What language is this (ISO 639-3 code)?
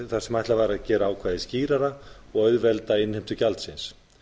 isl